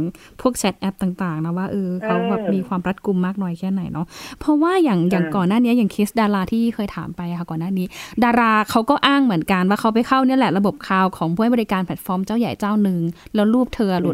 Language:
Thai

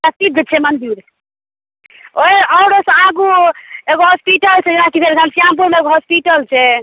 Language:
Maithili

